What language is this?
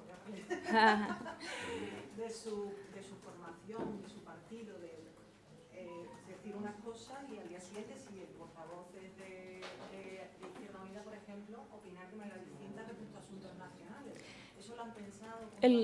Spanish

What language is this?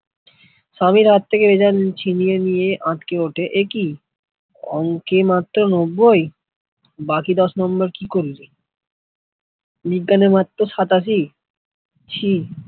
Bangla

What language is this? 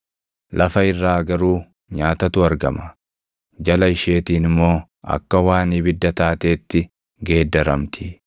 Oromo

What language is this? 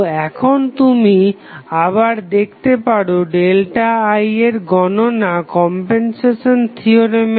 Bangla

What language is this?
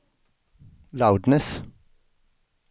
Swedish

